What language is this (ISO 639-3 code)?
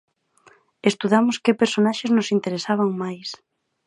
glg